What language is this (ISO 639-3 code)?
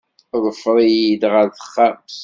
kab